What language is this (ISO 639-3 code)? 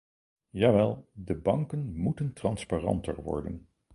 nld